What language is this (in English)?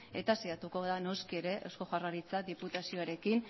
Basque